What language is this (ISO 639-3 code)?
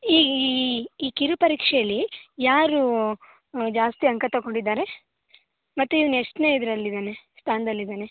kan